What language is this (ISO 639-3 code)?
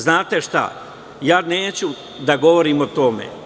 srp